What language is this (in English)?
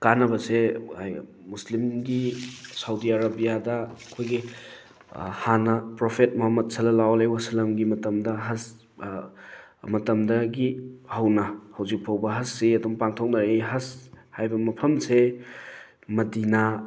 Manipuri